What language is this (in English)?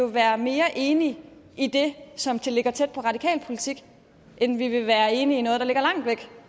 Danish